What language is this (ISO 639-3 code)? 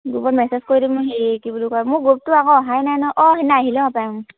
asm